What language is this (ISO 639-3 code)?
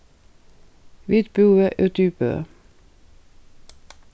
fao